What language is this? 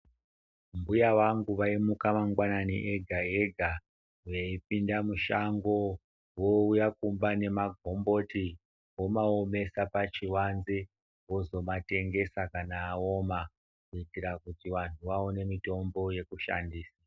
Ndau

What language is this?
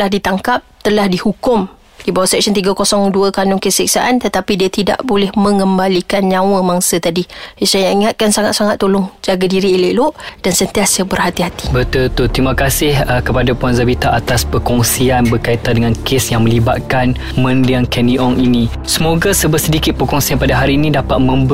Malay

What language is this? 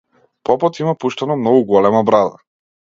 Macedonian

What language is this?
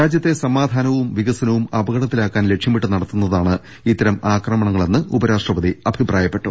Malayalam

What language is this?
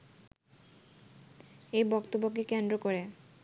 Bangla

